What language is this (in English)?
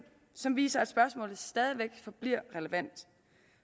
Danish